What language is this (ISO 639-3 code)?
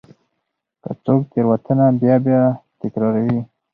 pus